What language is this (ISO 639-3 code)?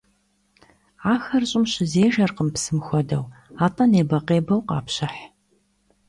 kbd